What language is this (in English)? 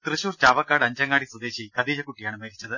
Malayalam